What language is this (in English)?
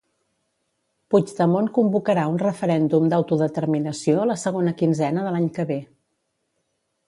Catalan